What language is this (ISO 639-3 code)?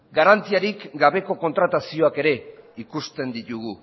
eus